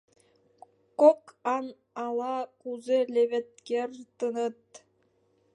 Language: Mari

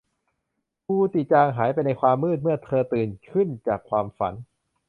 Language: Thai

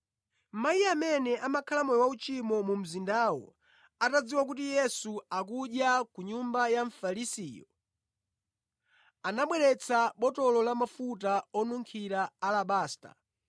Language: Nyanja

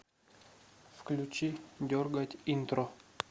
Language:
Russian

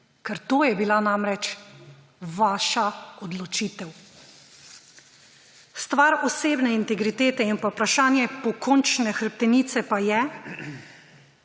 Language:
Slovenian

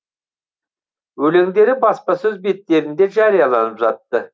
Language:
Kazakh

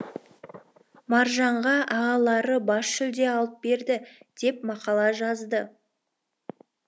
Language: Kazakh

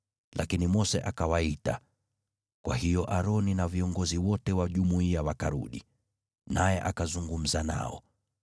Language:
Swahili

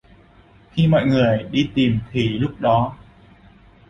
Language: Vietnamese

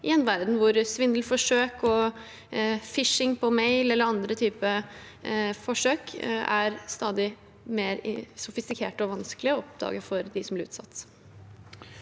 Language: Norwegian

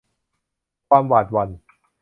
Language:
Thai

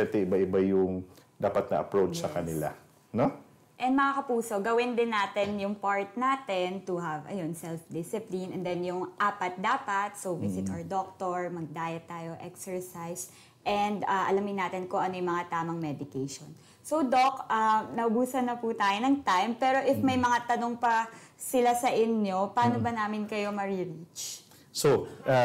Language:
Filipino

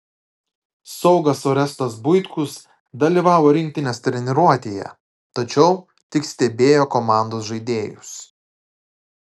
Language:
Lithuanian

